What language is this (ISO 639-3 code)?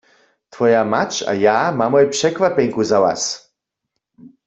hsb